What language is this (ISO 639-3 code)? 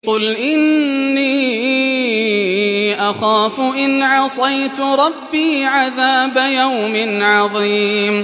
ara